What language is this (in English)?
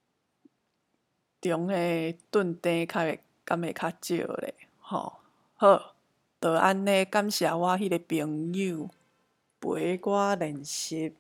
Chinese